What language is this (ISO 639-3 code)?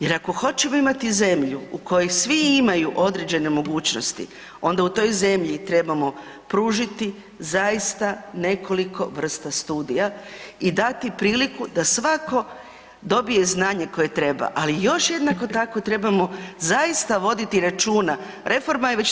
hrv